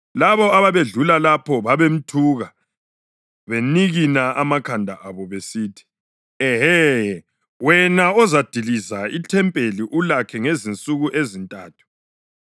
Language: North Ndebele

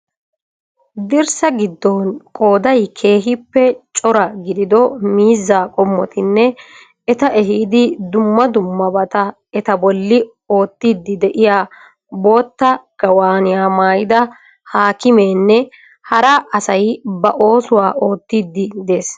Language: Wolaytta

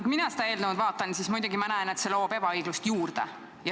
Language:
Estonian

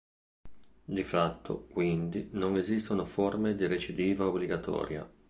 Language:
Italian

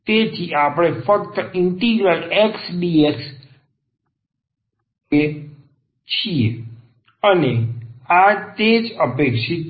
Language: Gujarati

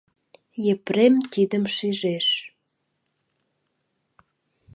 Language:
Mari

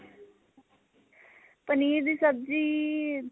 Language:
Punjabi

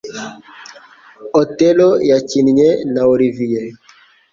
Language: Kinyarwanda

